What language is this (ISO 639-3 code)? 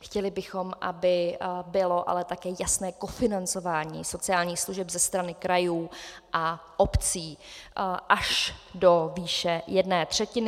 ces